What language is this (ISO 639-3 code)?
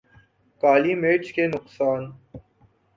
urd